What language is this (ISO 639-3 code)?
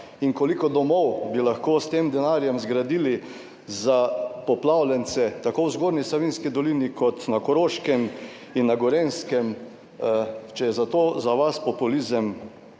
slv